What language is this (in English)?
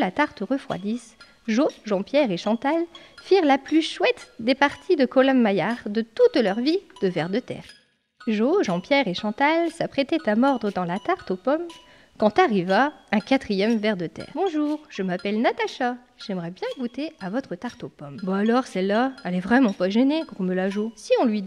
French